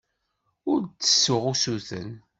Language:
Kabyle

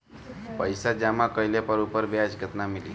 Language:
Bhojpuri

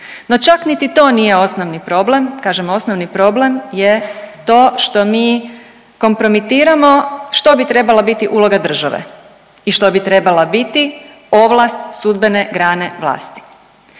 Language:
Croatian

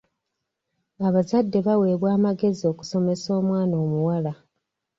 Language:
Ganda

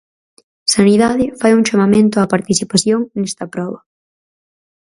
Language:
Galician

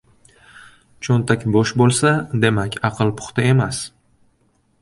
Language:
Uzbek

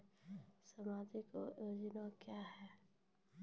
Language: Maithili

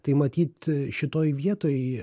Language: Lithuanian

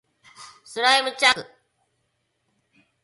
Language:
Japanese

